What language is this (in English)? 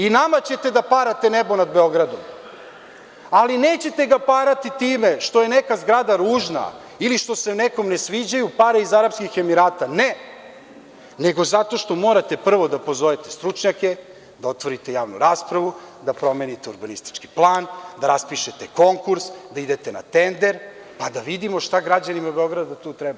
Serbian